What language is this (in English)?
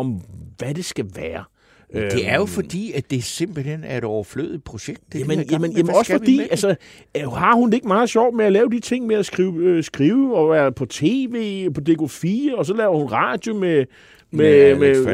Danish